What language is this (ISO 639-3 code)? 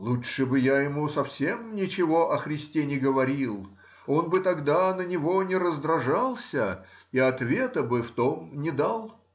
rus